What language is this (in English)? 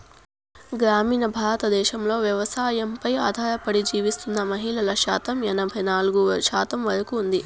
Telugu